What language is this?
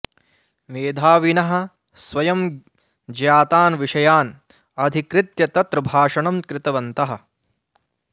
Sanskrit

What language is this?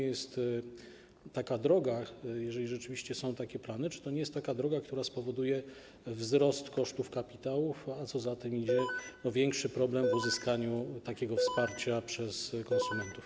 Polish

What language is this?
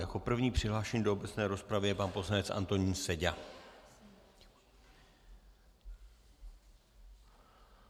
Czech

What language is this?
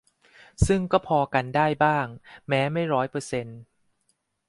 Thai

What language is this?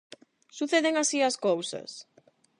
Galician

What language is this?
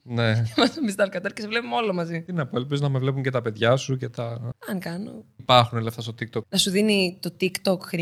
Greek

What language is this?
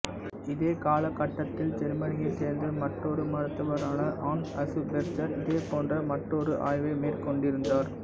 Tamil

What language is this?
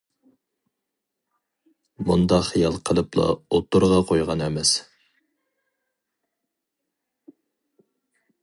Uyghur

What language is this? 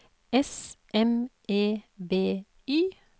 Norwegian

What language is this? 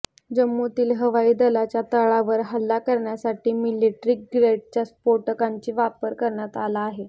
Marathi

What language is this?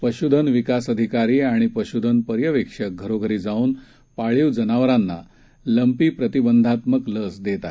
Marathi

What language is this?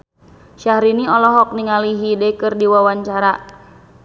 Sundanese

